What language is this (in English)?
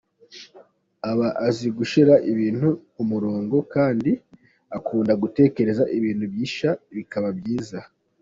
Kinyarwanda